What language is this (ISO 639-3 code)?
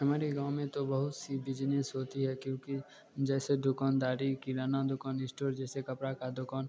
hin